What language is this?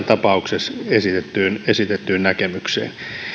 Finnish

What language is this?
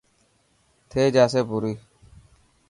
Dhatki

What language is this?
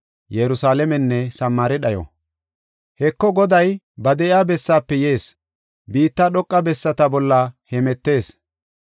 Gofa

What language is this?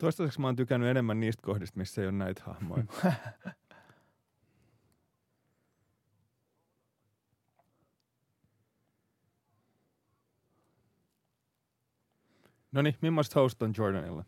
Finnish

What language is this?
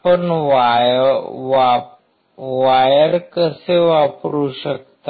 Marathi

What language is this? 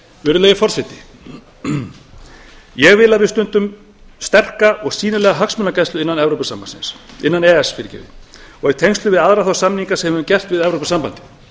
Icelandic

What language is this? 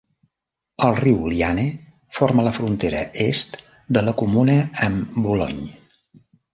Catalan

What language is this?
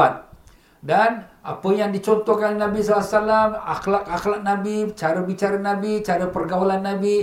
Malay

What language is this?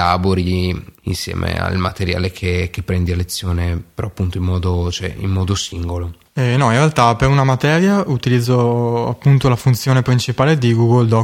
Italian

